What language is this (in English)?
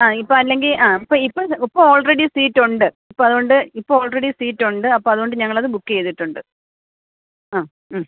Malayalam